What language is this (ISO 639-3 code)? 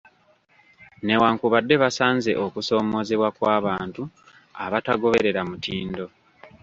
lug